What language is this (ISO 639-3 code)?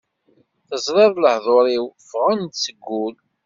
kab